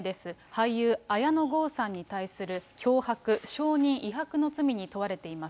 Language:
Japanese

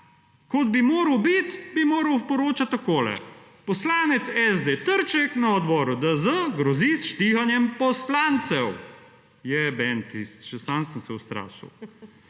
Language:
Slovenian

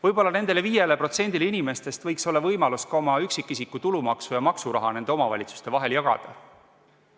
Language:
Estonian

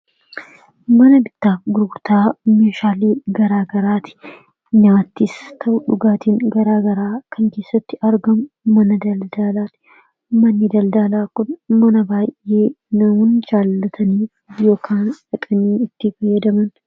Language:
Oromo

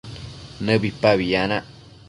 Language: Matsés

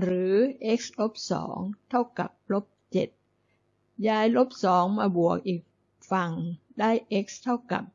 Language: Thai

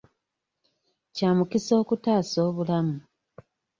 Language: Ganda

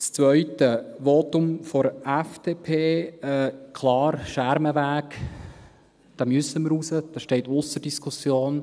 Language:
Swiss German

